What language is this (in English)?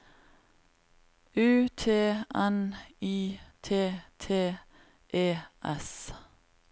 Norwegian